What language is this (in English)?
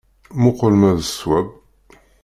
Kabyle